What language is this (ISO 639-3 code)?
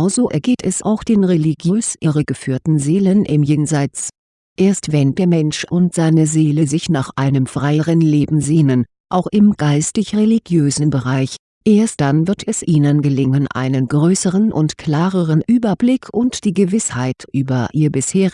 deu